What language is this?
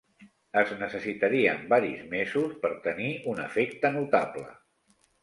Catalan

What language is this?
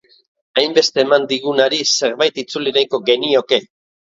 Basque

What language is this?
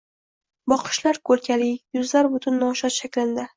Uzbek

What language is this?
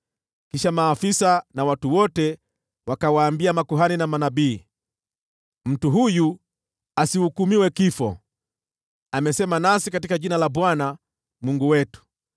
Swahili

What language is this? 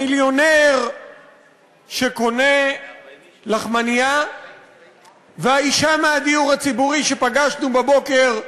Hebrew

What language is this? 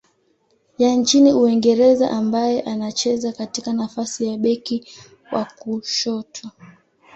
Swahili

